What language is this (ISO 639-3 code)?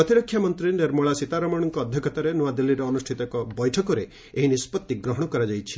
ori